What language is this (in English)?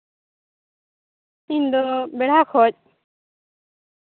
Santali